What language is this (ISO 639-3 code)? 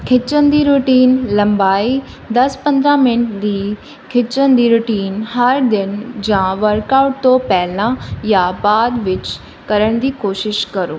pan